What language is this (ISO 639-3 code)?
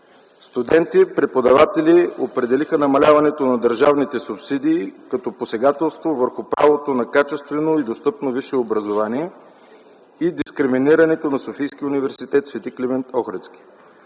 bul